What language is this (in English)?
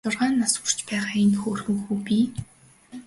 Mongolian